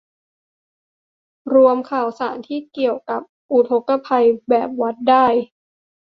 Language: Thai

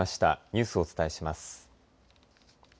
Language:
Japanese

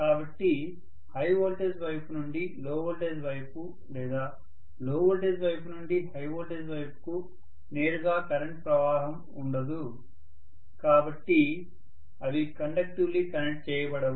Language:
Telugu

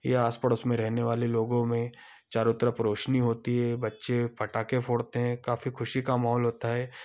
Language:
Hindi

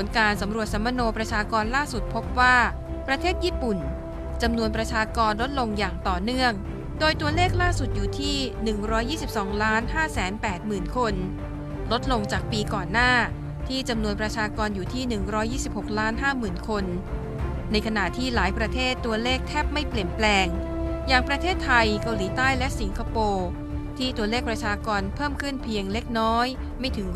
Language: Thai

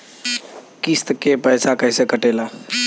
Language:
Bhojpuri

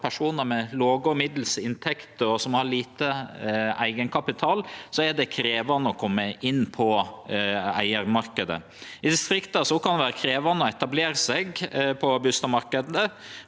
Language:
Norwegian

